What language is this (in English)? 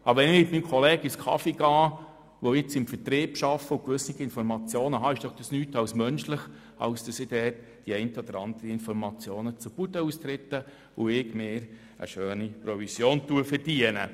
Swiss German